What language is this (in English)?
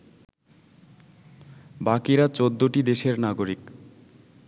Bangla